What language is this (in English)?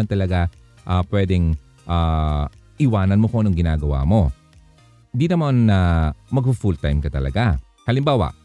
Filipino